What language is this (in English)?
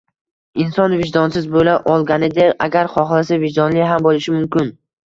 Uzbek